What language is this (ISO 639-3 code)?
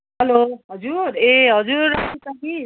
nep